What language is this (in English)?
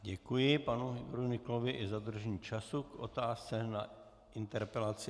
Czech